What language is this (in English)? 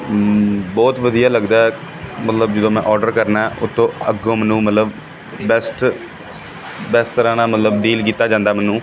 Punjabi